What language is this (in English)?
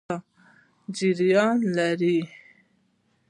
Pashto